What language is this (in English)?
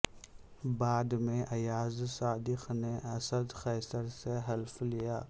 Urdu